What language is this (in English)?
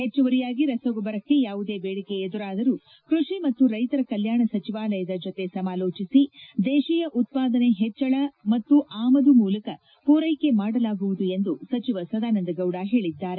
Kannada